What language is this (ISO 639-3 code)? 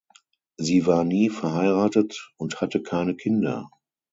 deu